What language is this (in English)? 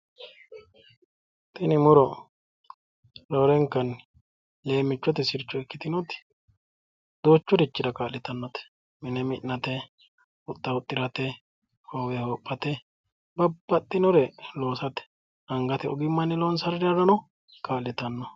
Sidamo